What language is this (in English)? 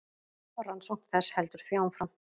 Icelandic